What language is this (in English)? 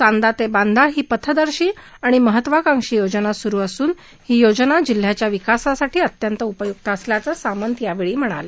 Marathi